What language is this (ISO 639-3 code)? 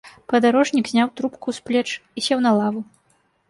bel